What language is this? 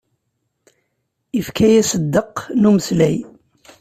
Kabyle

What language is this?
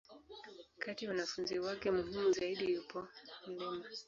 Swahili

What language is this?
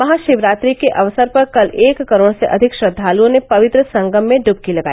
Hindi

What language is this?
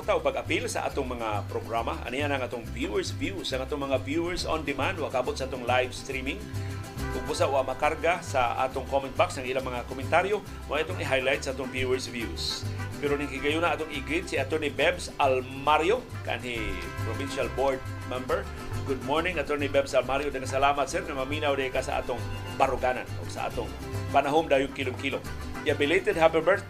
Filipino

